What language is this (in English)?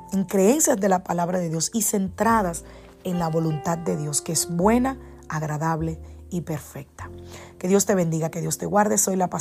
Spanish